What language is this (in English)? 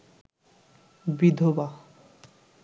Bangla